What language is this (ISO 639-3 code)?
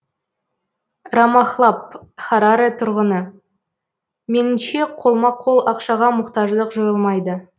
kaz